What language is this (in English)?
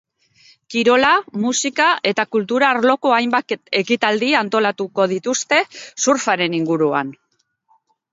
Basque